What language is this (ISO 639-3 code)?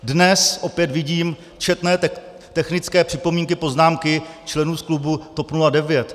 ces